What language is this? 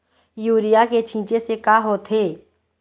Chhattisgarhi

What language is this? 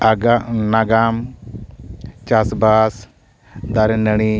Santali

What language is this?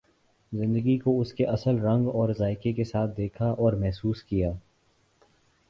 Urdu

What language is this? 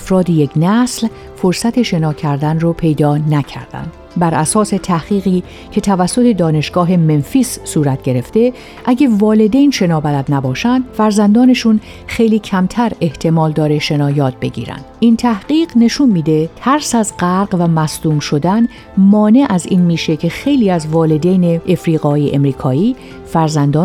Persian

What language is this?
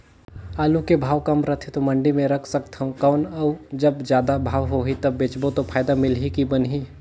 Chhattisgarhi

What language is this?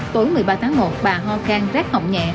Vietnamese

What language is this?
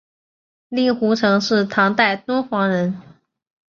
Chinese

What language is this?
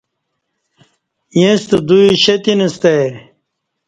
Kati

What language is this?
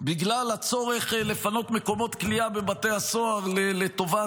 Hebrew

